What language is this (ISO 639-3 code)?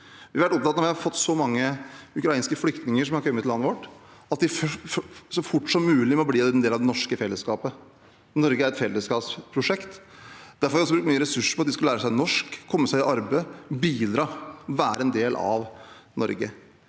nor